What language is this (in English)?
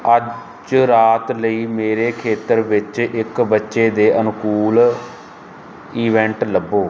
Punjabi